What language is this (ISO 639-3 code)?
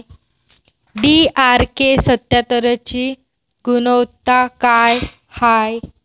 mar